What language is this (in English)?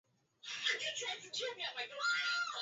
Swahili